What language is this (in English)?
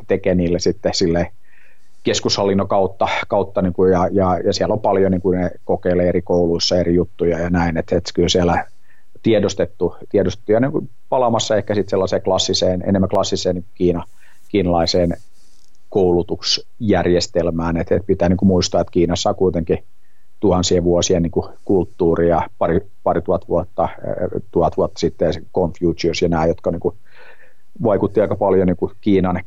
Finnish